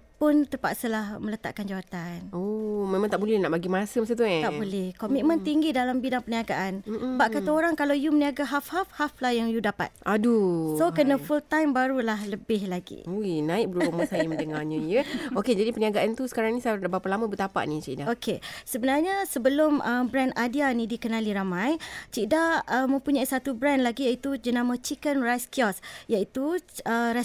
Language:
Malay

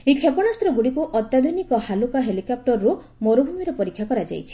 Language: Odia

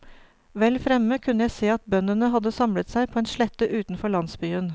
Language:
Norwegian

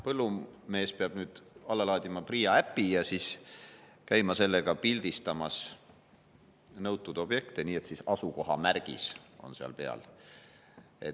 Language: Estonian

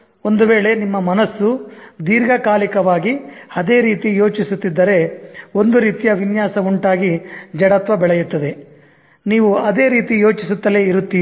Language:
Kannada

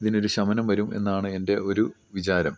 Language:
Malayalam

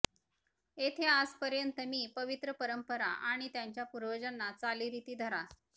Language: Marathi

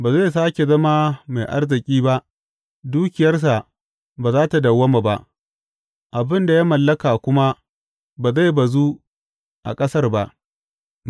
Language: Hausa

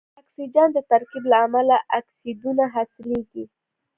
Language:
Pashto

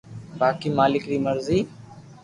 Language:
Loarki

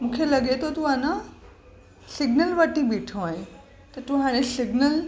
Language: Sindhi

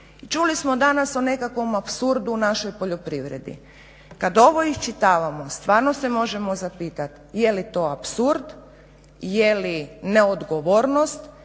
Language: Croatian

